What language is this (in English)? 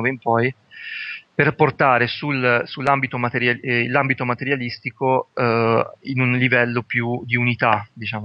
Italian